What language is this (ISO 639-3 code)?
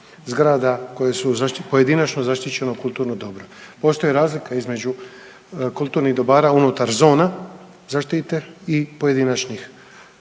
hrv